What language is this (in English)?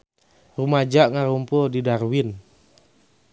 Sundanese